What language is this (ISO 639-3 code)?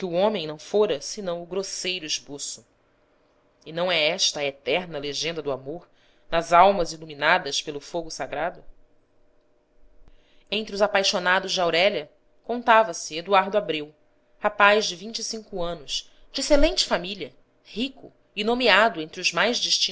por